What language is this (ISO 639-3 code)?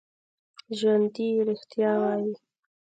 pus